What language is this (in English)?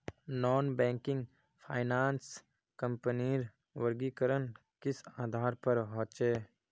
Magahi